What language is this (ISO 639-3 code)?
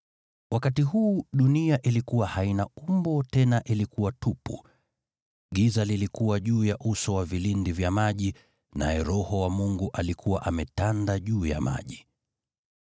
swa